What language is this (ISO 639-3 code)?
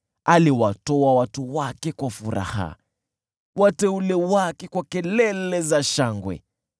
swa